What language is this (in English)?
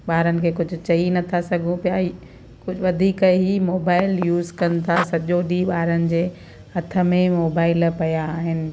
Sindhi